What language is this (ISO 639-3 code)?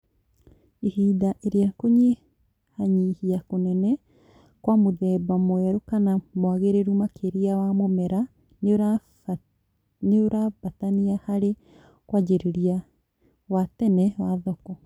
kik